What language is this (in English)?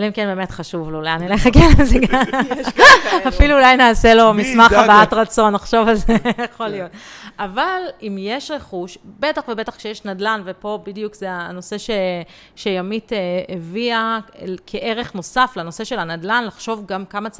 Hebrew